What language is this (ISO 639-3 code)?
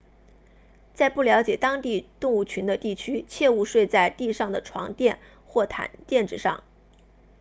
zho